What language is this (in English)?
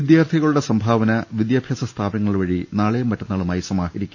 Malayalam